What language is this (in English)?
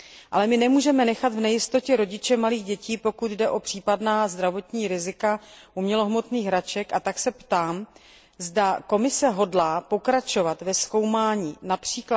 Czech